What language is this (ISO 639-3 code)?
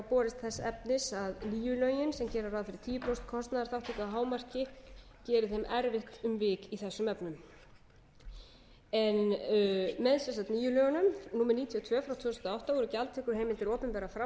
isl